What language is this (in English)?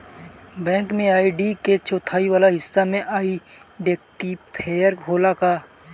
Bhojpuri